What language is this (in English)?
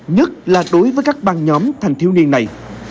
Vietnamese